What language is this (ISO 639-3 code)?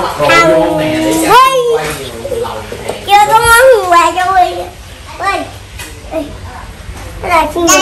vie